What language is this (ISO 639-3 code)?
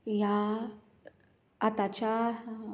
kok